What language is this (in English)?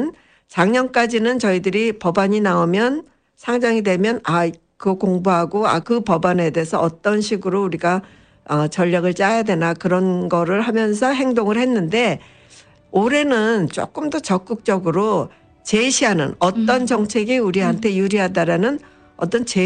Korean